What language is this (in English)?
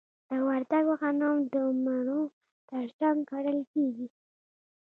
Pashto